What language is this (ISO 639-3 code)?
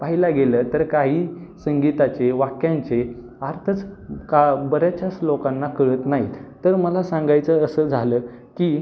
mar